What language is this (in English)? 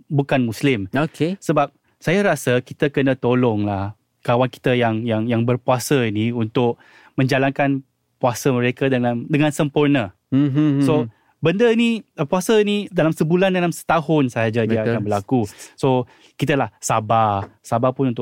Malay